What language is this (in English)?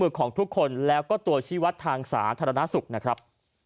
Thai